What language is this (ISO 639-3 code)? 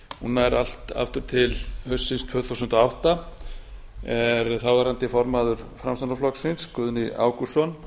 isl